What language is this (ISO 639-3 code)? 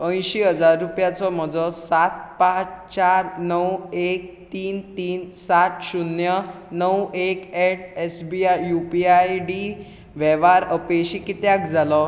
kok